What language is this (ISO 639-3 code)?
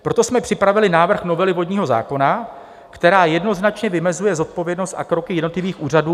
ces